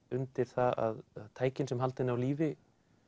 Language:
Icelandic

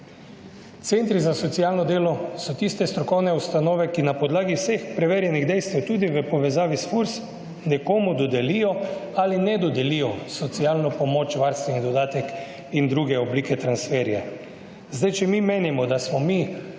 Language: Slovenian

